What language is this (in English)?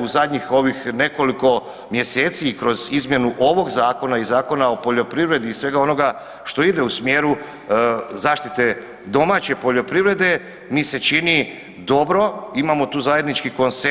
Croatian